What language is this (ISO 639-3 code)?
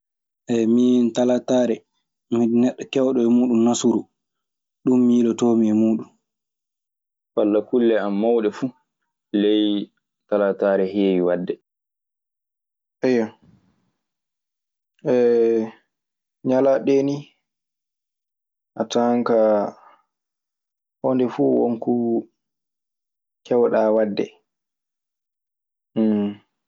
ffm